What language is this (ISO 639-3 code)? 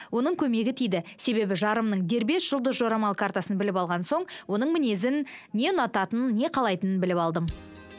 kaz